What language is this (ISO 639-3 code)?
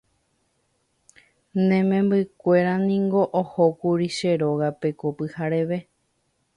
grn